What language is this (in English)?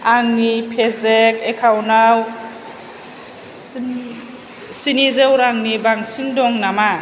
Bodo